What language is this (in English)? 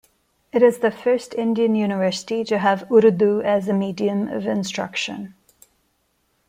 English